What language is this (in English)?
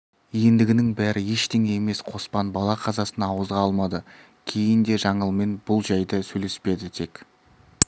Kazakh